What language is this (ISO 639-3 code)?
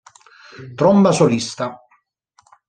ita